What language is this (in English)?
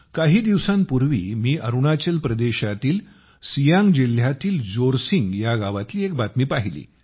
Marathi